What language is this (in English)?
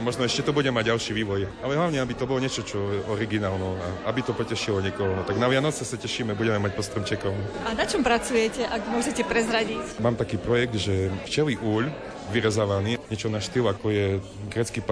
Slovak